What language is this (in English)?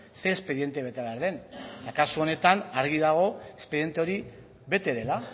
Basque